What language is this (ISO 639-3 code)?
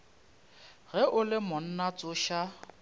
nso